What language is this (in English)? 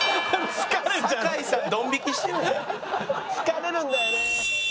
Japanese